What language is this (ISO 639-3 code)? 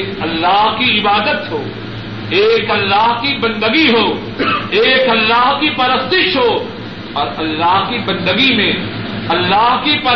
urd